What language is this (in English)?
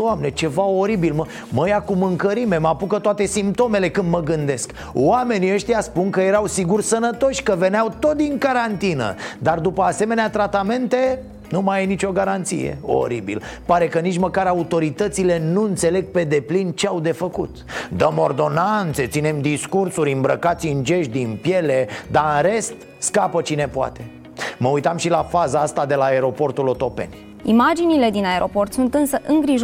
Romanian